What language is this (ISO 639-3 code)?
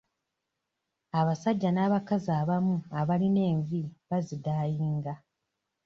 lug